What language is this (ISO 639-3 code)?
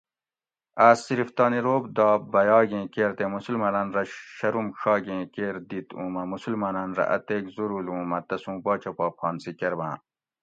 gwc